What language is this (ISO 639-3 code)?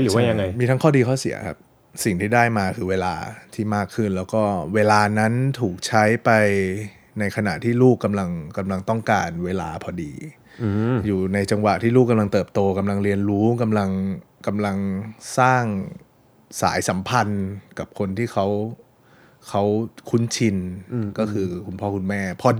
tha